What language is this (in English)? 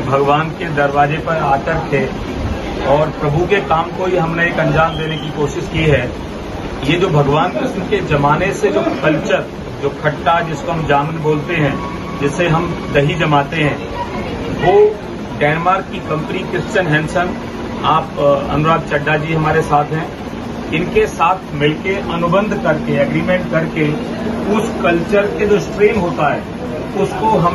Hindi